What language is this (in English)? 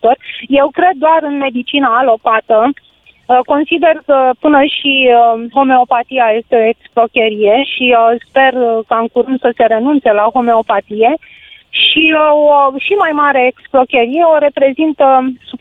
Romanian